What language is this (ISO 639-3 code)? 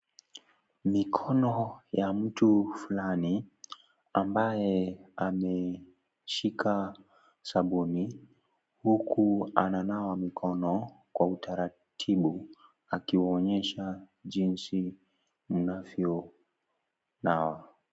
swa